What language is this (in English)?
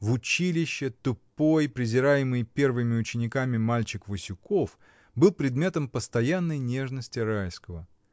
Russian